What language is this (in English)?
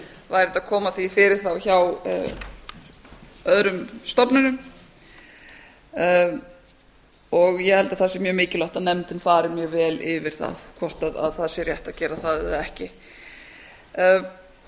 Icelandic